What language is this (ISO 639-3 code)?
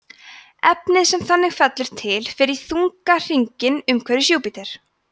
isl